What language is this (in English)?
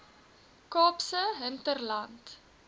Afrikaans